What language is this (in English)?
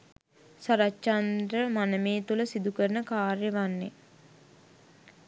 Sinhala